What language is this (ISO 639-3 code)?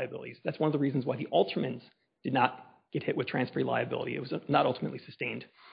eng